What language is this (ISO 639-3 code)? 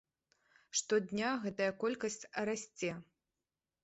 bel